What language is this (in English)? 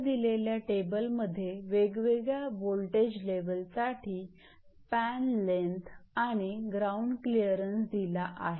Marathi